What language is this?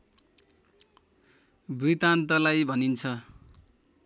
Nepali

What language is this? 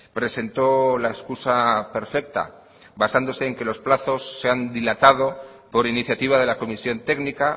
Spanish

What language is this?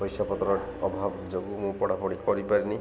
Odia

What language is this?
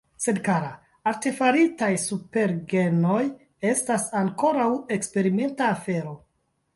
Esperanto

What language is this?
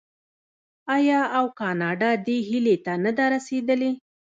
Pashto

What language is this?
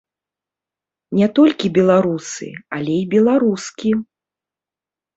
Belarusian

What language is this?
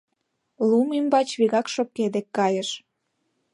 Mari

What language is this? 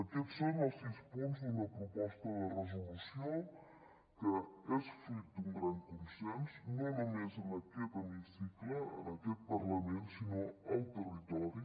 Catalan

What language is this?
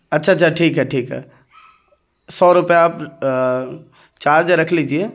Urdu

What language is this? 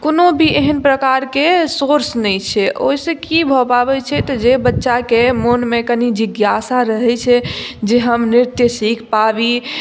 Maithili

